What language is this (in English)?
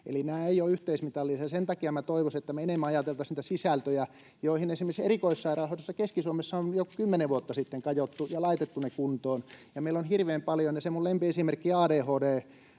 Finnish